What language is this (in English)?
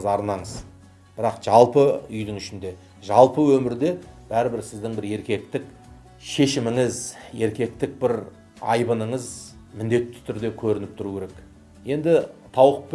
Turkish